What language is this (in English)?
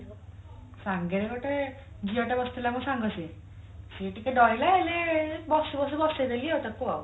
Odia